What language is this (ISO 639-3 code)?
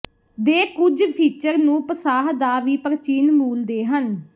pan